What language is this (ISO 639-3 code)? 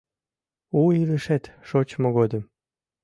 chm